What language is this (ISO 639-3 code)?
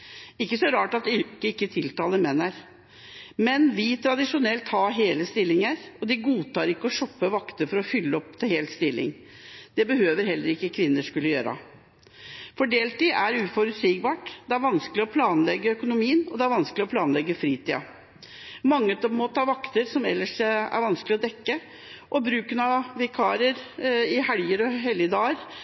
nob